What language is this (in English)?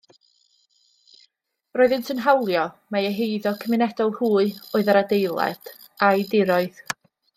Welsh